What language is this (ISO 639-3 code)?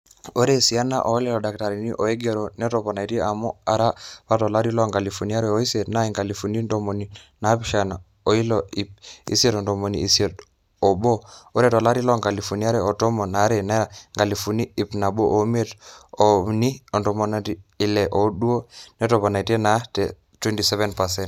mas